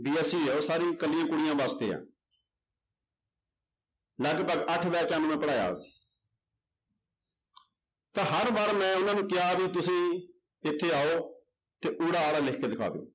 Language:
Punjabi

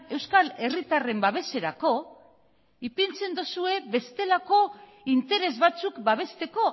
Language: Basque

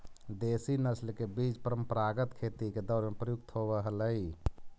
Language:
Magahi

